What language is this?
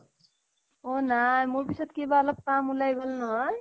Assamese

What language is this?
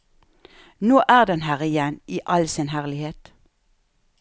Norwegian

